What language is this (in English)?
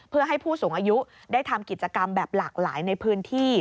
Thai